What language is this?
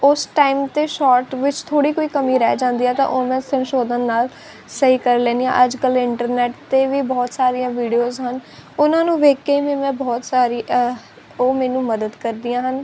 Punjabi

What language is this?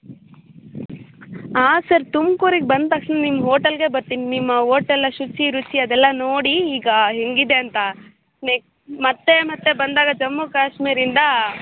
Kannada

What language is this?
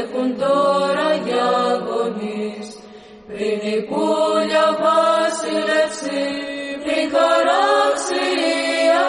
Greek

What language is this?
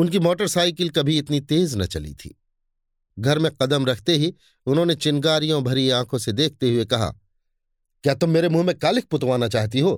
Hindi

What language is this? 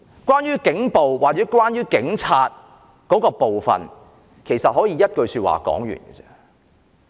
Cantonese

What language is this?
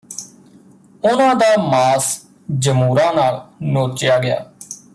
Punjabi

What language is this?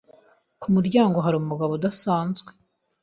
Kinyarwanda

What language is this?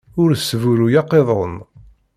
Kabyle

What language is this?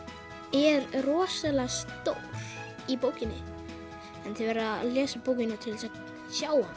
Icelandic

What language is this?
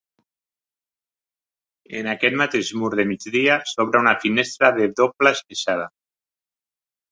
Catalan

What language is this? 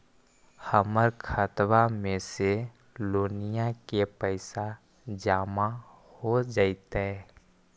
Magahi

